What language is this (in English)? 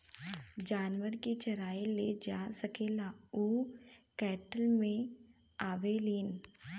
Bhojpuri